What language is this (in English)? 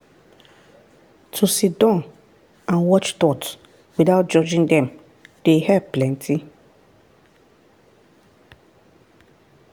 Nigerian Pidgin